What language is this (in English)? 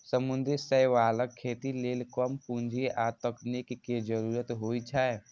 Maithili